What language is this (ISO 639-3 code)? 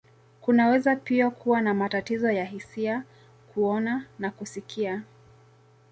swa